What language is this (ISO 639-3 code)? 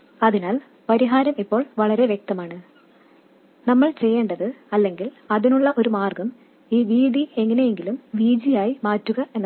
mal